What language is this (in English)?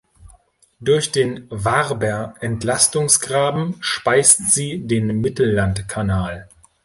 German